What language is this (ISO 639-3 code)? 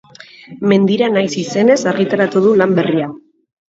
eus